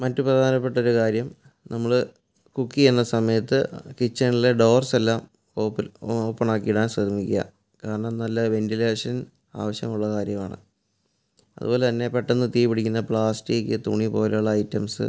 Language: Malayalam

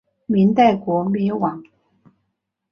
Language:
Chinese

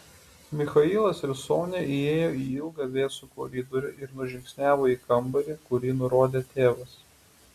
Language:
Lithuanian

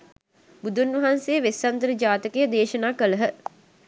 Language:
Sinhala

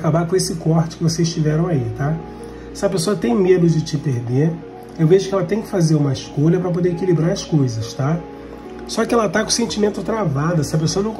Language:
Portuguese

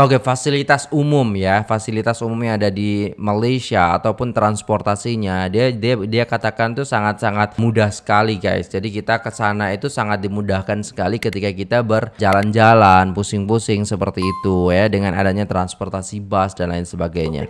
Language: Indonesian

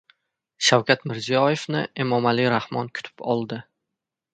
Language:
Uzbek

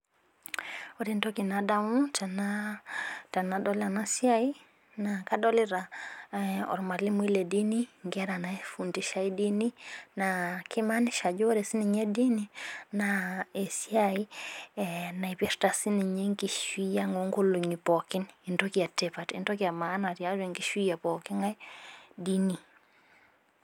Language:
Masai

